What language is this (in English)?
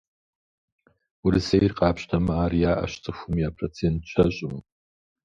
Kabardian